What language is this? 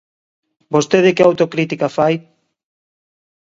Galician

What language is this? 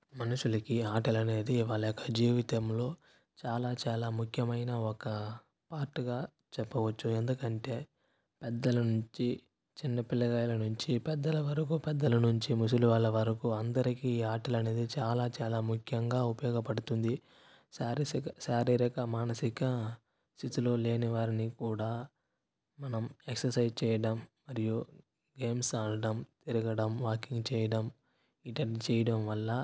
Telugu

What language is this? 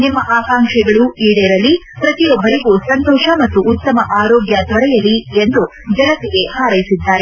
Kannada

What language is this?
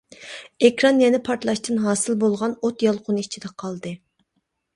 Uyghur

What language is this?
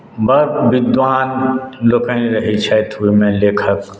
Maithili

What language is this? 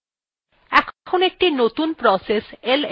Bangla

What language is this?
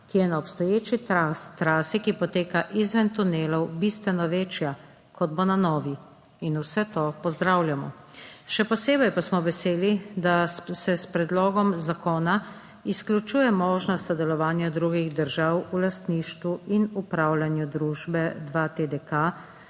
Slovenian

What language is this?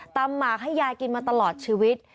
Thai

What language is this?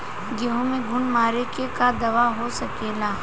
Bhojpuri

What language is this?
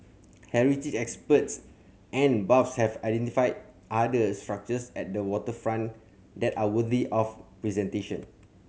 English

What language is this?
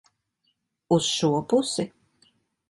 Latvian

